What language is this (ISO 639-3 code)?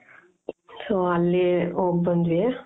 kan